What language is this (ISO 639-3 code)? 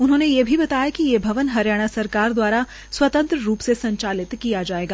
hin